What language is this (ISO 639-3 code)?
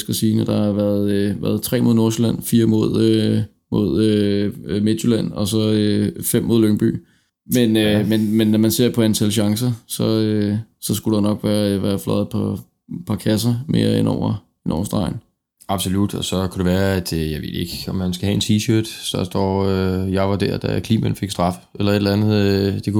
dan